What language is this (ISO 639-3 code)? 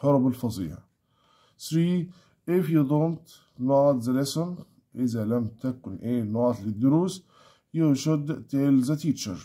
ara